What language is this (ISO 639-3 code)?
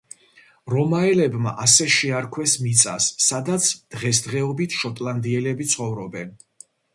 kat